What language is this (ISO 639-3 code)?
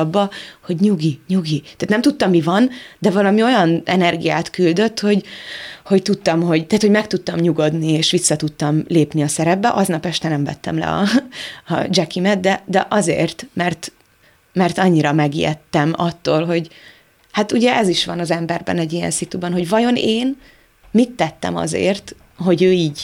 hun